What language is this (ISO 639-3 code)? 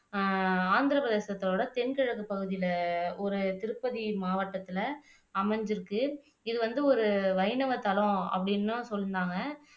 tam